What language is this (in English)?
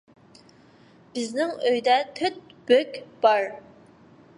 Uyghur